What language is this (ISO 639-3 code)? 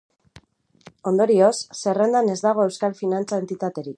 eus